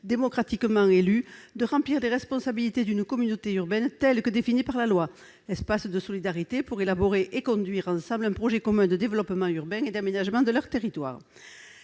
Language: French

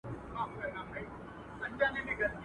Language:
Pashto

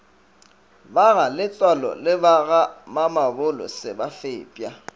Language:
Northern Sotho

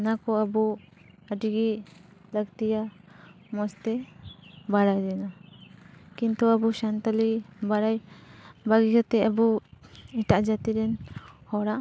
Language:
Santali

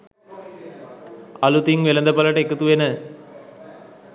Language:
Sinhala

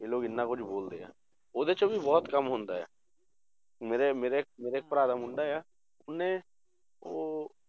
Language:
Punjabi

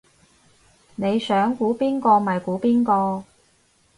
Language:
Cantonese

